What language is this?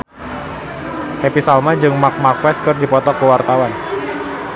Sundanese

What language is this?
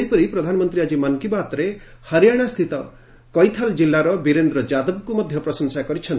Odia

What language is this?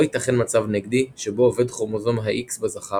Hebrew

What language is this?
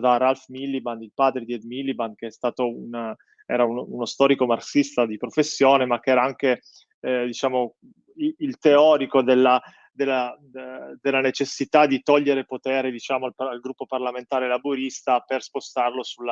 Italian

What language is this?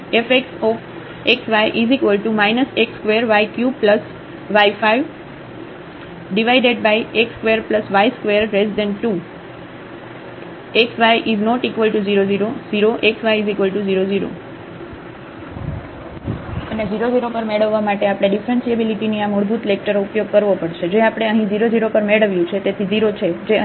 Gujarati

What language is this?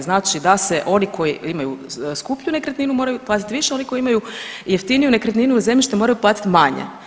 Croatian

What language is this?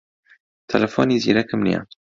Central Kurdish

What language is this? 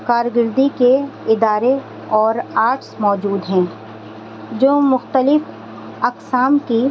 Urdu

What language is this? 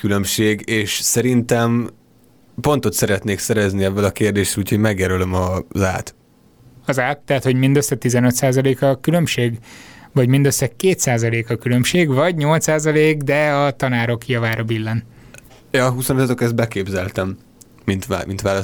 Hungarian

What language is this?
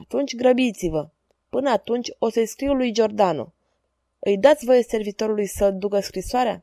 Romanian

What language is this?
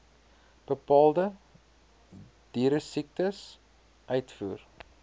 Afrikaans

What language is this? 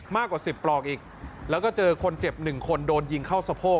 Thai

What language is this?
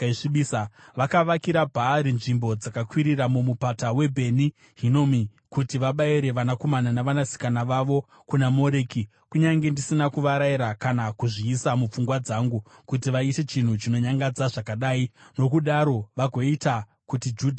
Shona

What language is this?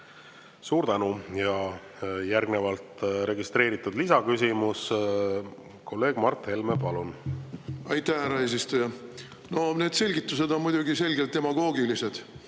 Estonian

